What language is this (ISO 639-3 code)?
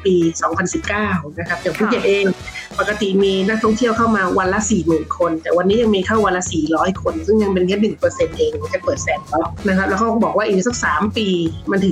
tha